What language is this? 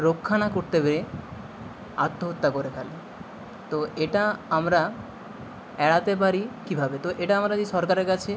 Bangla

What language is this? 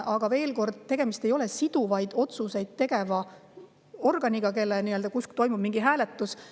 Estonian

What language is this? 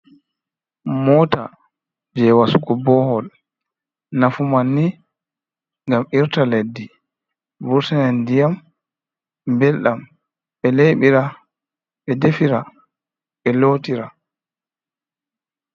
Fula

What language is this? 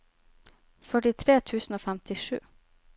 Norwegian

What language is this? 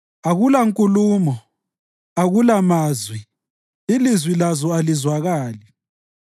North Ndebele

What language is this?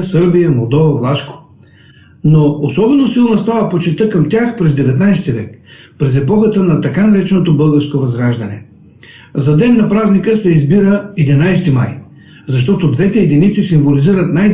Bulgarian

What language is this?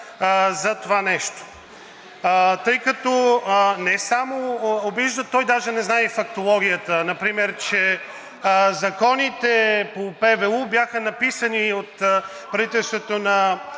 Bulgarian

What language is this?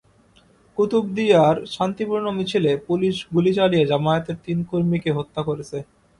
Bangla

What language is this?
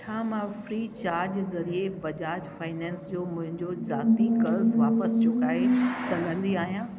Sindhi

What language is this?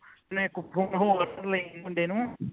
Punjabi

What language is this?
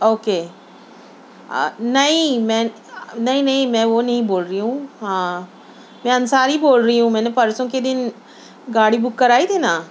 Urdu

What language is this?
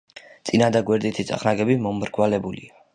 Georgian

